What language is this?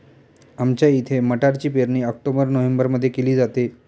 Marathi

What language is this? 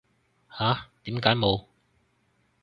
Cantonese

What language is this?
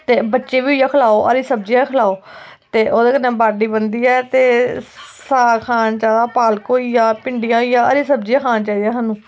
Dogri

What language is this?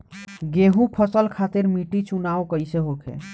Bhojpuri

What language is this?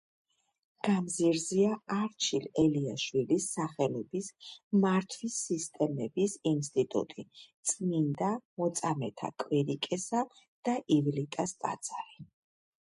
Georgian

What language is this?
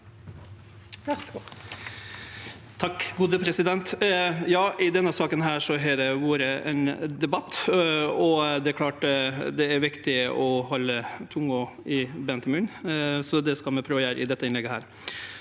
Norwegian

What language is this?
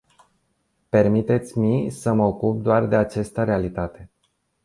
Romanian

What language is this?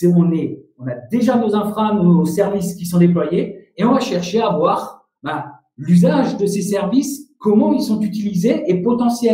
French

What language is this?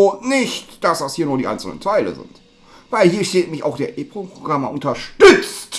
German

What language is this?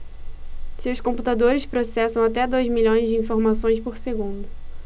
Portuguese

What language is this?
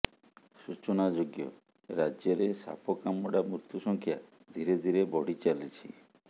Odia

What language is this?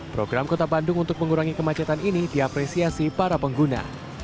Indonesian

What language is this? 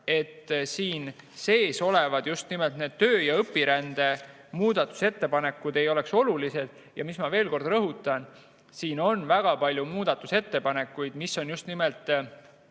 Estonian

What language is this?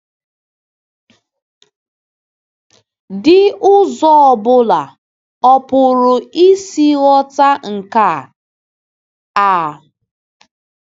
Igbo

